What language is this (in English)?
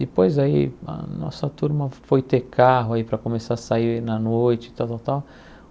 Portuguese